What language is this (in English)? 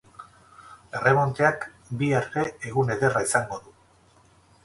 Basque